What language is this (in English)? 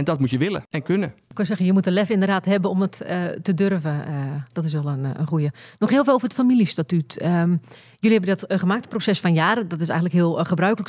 Dutch